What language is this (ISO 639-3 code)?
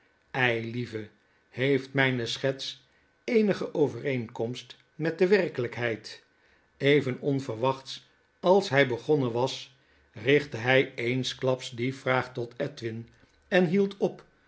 nld